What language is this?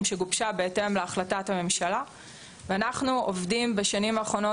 Hebrew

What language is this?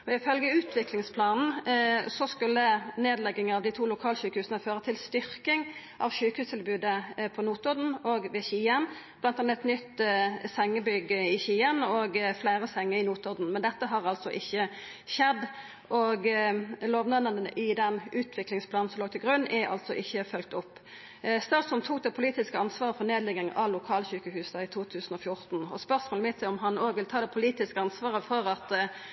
Norwegian Nynorsk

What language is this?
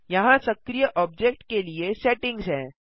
Hindi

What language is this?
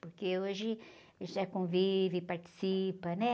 Portuguese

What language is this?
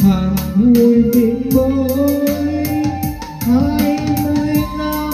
Vietnamese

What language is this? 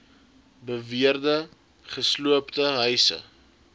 Afrikaans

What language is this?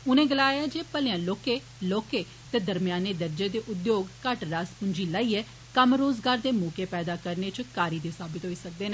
Dogri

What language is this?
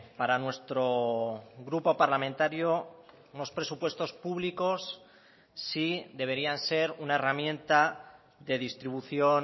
Spanish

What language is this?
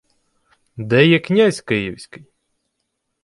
Ukrainian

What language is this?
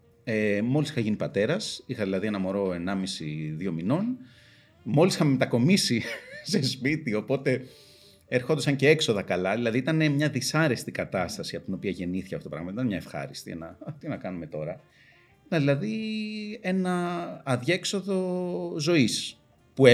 Greek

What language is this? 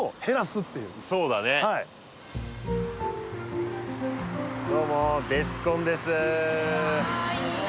Japanese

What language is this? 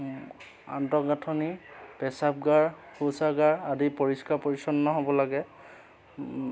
Assamese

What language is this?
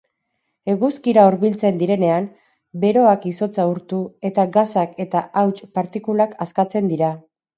Basque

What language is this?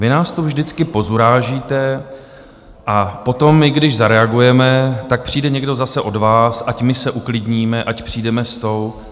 Czech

